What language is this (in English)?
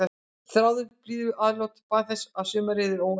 Icelandic